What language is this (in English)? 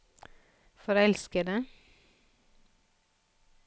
Norwegian